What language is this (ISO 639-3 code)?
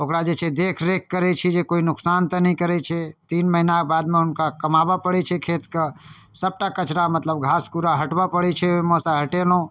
mai